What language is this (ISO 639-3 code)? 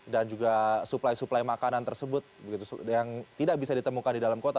ind